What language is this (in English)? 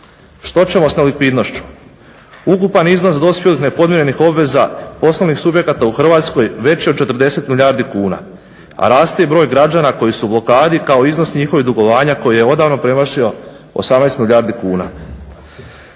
Croatian